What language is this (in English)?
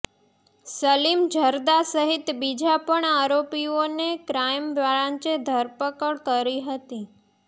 Gujarati